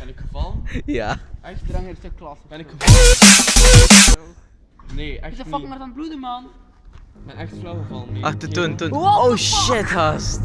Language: Dutch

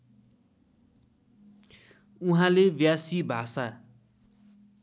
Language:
Nepali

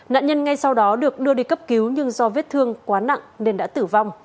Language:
Vietnamese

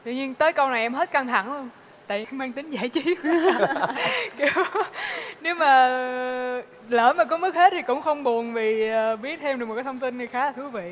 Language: Vietnamese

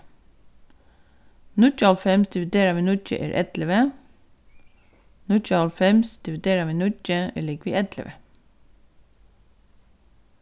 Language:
Faroese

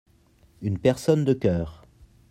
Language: French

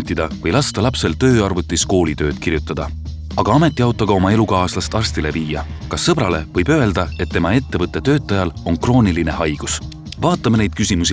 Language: Estonian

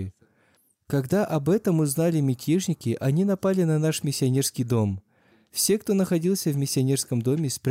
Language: Russian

